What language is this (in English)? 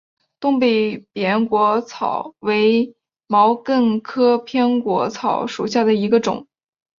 Chinese